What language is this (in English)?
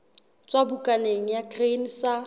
Southern Sotho